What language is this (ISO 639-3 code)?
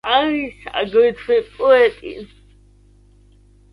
kat